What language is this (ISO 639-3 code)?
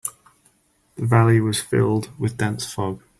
eng